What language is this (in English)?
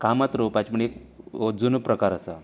Konkani